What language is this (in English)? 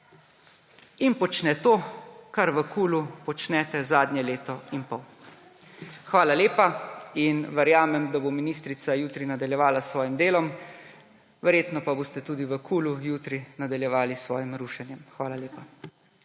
Slovenian